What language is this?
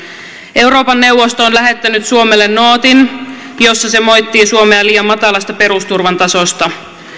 Finnish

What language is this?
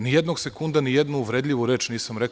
Serbian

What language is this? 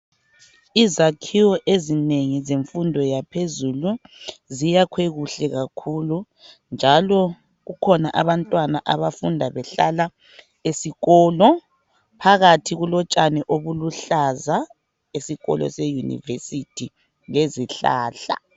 North Ndebele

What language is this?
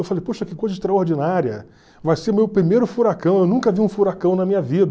Portuguese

